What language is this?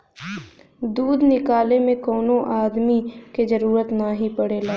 Bhojpuri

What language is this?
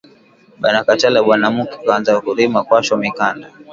Swahili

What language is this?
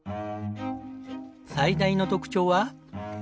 Japanese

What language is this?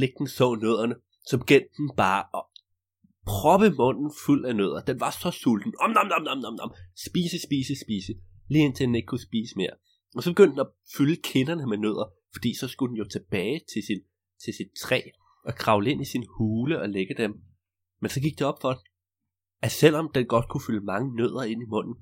Danish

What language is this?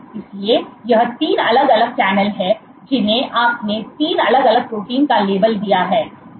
Hindi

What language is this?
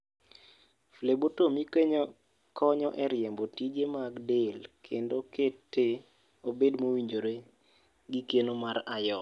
Luo (Kenya and Tanzania)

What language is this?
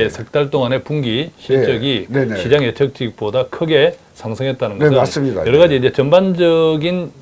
Korean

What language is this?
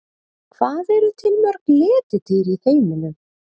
Icelandic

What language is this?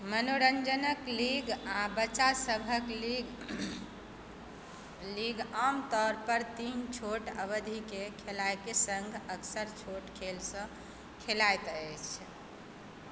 Maithili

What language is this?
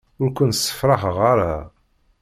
Kabyle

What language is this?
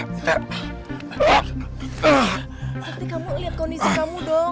Indonesian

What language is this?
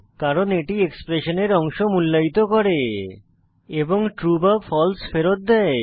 Bangla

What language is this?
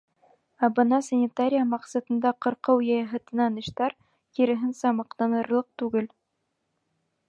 Bashkir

